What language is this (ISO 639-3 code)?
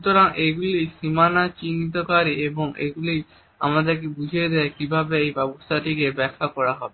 ben